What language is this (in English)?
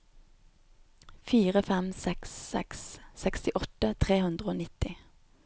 Norwegian